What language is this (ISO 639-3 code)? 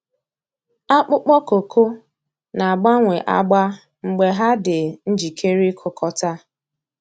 ibo